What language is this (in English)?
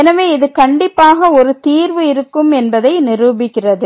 Tamil